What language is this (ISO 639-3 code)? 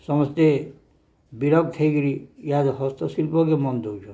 ori